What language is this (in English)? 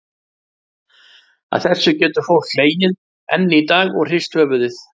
Icelandic